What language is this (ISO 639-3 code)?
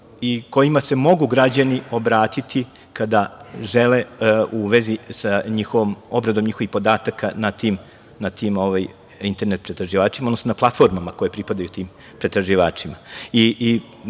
srp